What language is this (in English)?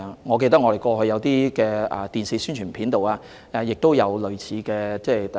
Cantonese